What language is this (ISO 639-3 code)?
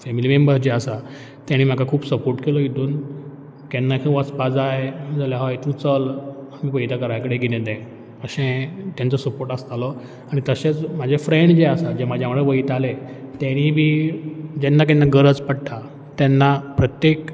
kok